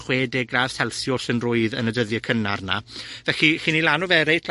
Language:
Welsh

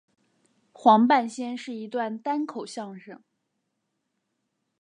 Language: Chinese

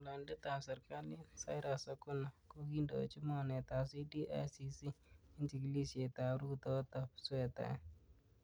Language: Kalenjin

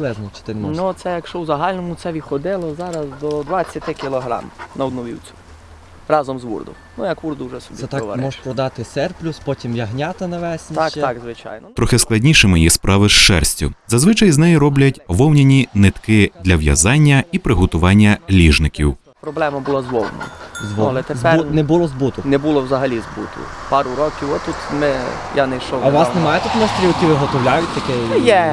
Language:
Ukrainian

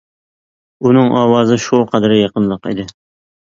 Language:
Uyghur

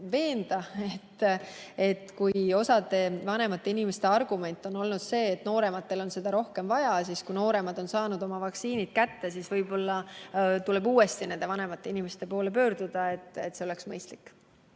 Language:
Estonian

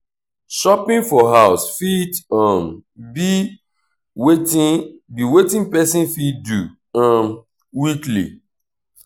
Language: Nigerian Pidgin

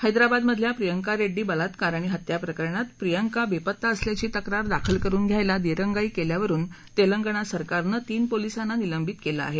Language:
Marathi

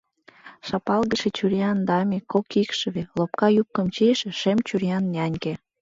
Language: Mari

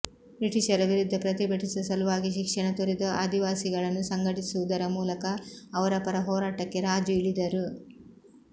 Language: Kannada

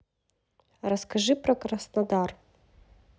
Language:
Russian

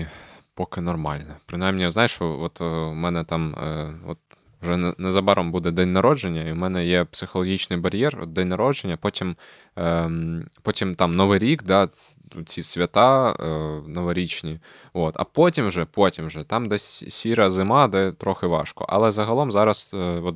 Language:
Ukrainian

